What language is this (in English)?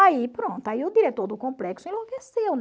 Portuguese